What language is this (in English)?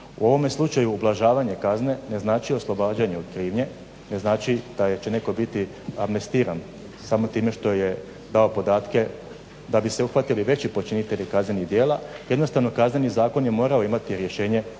Croatian